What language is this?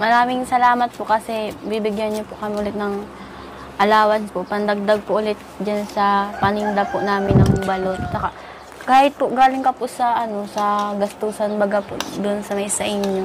Filipino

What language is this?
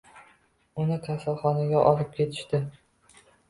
Uzbek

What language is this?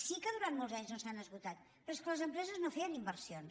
Catalan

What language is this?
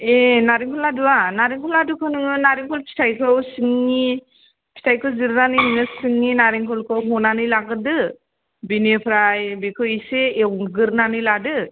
Bodo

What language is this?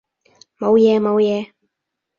Cantonese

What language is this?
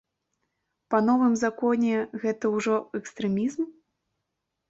Belarusian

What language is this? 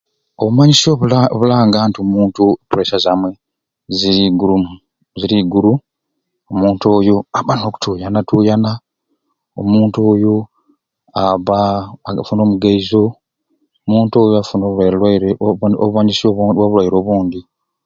Ruuli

